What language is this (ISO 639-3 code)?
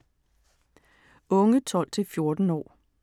dan